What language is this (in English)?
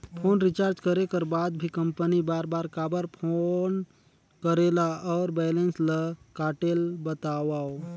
Chhattisgarhi